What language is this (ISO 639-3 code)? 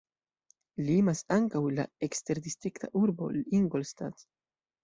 epo